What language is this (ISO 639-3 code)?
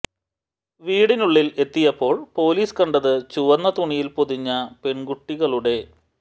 mal